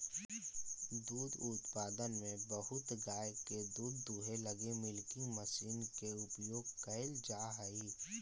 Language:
Magahi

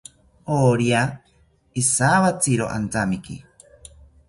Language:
South Ucayali Ashéninka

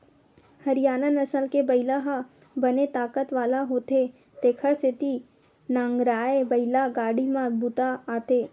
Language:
Chhattisgarhi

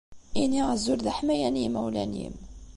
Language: Kabyle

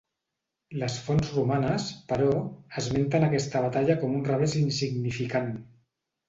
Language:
Catalan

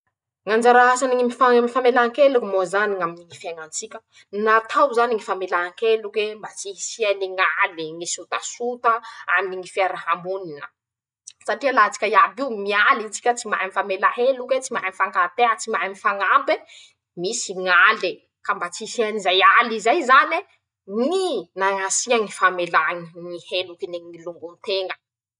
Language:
Masikoro Malagasy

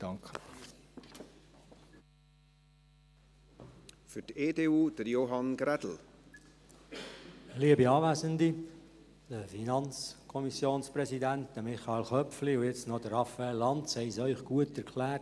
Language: Swiss German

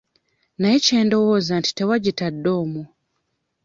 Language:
Ganda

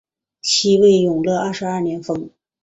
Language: Chinese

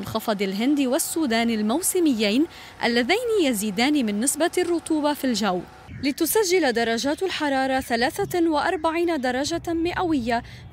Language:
Arabic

